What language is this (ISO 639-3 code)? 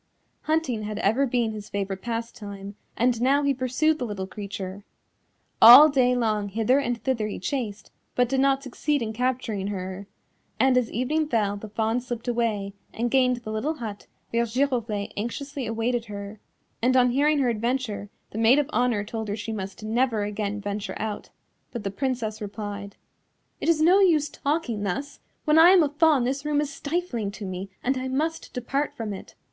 eng